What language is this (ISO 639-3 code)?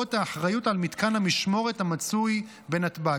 heb